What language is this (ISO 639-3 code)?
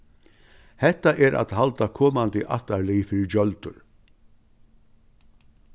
fao